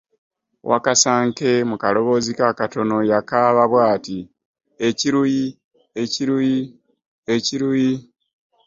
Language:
Ganda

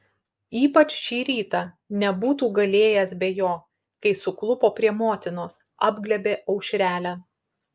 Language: Lithuanian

